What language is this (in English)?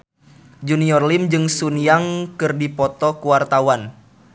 Sundanese